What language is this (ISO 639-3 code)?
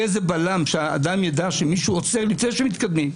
heb